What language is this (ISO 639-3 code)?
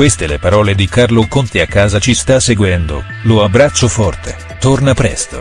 ita